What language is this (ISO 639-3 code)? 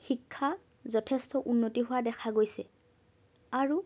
asm